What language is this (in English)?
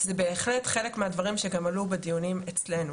Hebrew